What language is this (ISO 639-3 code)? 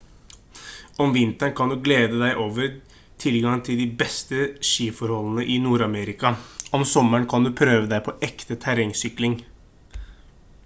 nob